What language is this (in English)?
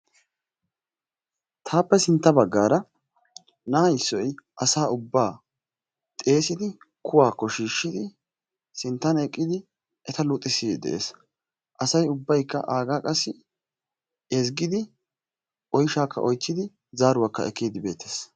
Wolaytta